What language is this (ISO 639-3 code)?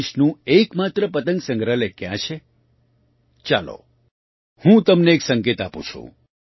guj